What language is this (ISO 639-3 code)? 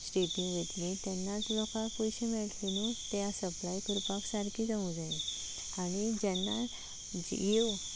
kok